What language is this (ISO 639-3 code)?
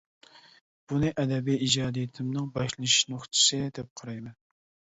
uig